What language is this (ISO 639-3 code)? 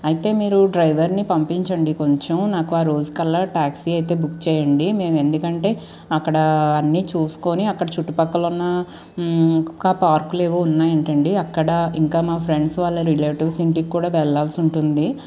tel